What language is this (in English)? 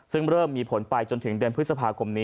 Thai